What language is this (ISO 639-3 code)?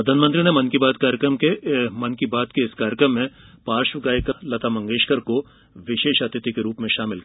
hin